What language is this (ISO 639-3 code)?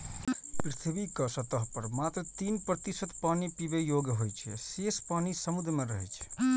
mai